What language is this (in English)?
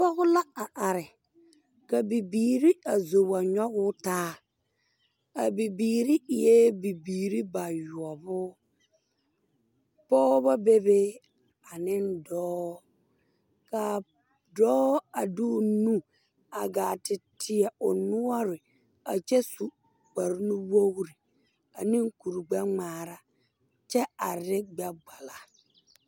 Southern Dagaare